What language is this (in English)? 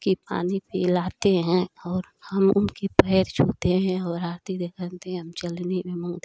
Hindi